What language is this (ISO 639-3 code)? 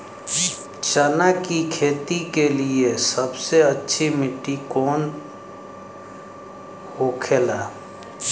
bho